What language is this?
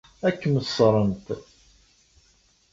Kabyle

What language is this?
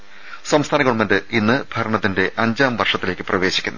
Malayalam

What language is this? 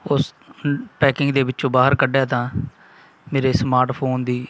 Punjabi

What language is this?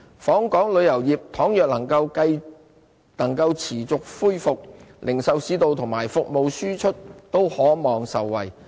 Cantonese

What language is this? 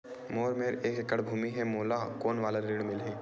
Chhattisgarhi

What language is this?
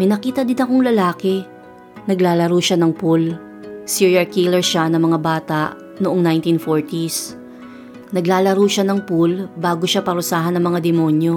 Filipino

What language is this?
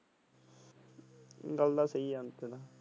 Punjabi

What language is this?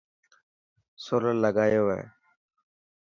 Dhatki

